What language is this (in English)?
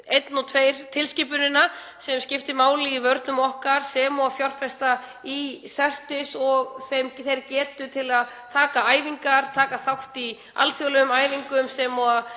Icelandic